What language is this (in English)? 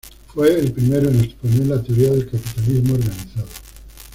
Spanish